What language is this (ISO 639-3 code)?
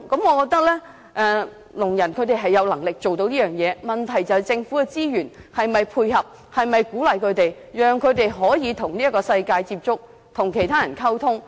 yue